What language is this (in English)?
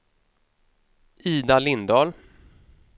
Swedish